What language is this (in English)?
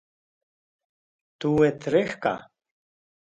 Wakhi